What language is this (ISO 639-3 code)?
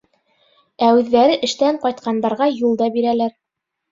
bak